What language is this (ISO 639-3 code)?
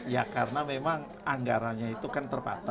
ind